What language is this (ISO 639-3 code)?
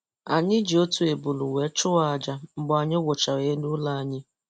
ibo